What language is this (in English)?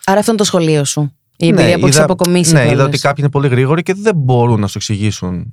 Greek